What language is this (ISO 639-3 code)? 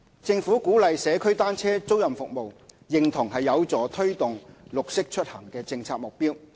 yue